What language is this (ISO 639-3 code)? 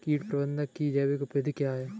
hin